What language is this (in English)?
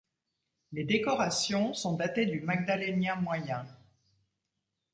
French